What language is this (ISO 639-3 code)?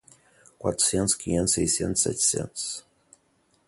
por